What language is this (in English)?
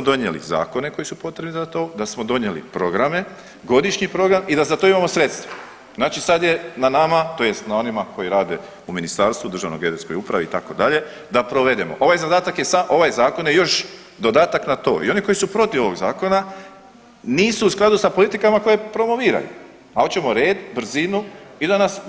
Croatian